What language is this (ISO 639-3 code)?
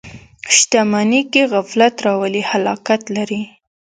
pus